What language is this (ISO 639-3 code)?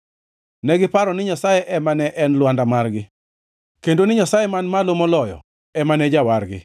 luo